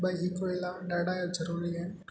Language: Sindhi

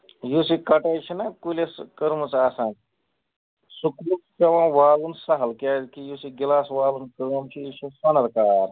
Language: Kashmiri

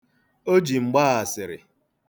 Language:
Igbo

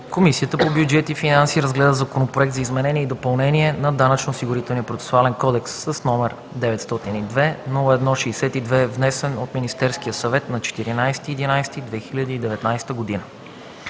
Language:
Bulgarian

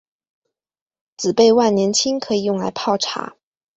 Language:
Chinese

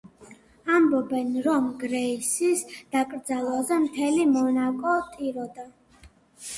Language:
Georgian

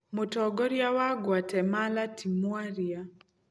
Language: Kikuyu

